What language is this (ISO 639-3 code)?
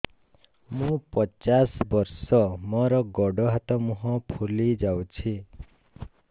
ori